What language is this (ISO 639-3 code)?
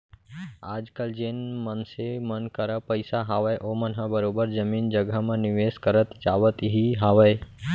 hne